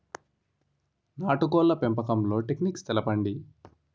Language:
Telugu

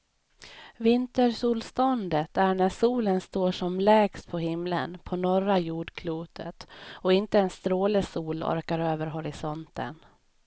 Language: Swedish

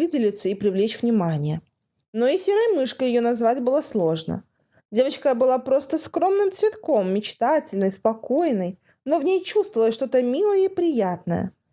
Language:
Russian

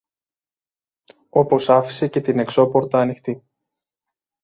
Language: Greek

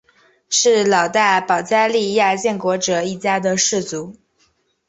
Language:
Chinese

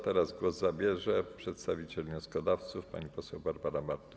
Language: Polish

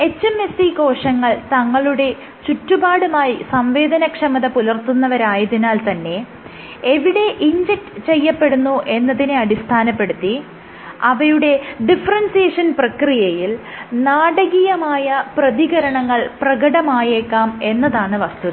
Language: Malayalam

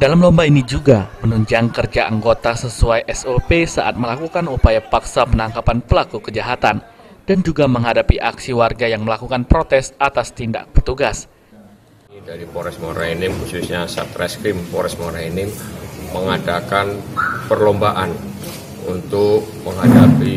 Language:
Indonesian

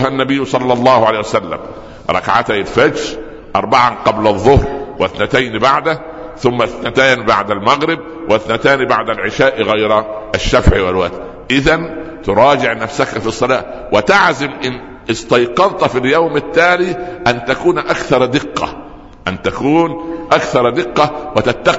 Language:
Arabic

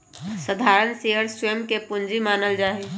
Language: Magahi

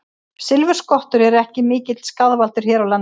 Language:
Icelandic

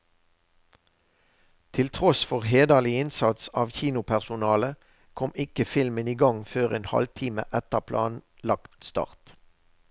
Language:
Norwegian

